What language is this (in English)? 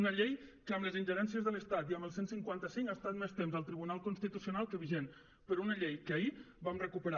Catalan